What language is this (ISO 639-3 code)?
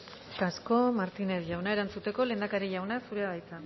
eus